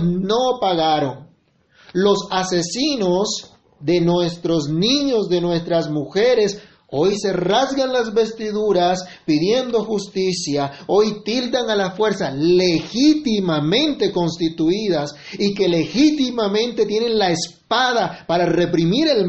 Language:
Spanish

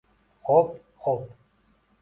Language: Uzbek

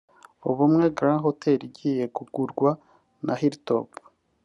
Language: Kinyarwanda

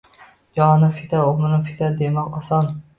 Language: Uzbek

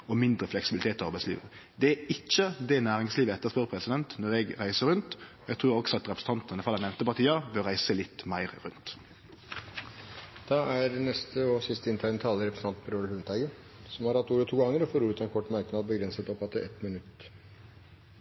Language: Norwegian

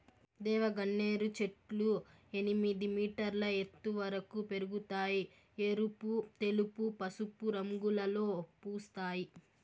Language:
Telugu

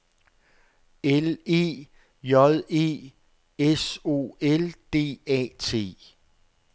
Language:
Danish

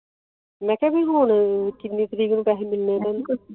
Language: Punjabi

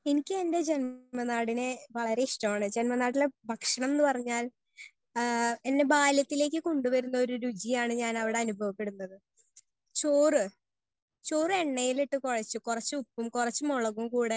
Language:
Malayalam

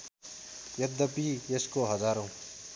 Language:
Nepali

